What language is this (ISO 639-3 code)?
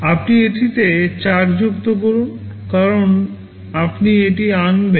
ben